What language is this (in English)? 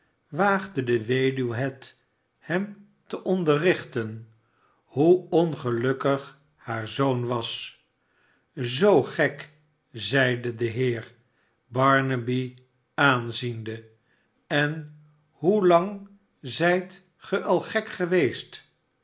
Dutch